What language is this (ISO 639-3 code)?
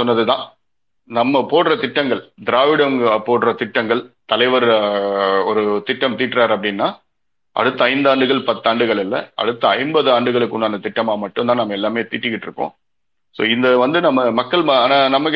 tam